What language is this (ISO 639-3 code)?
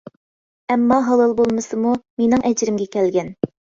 uig